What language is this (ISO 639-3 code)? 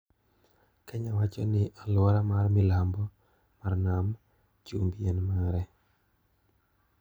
luo